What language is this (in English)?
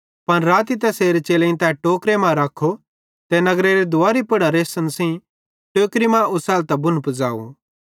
Bhadrawahi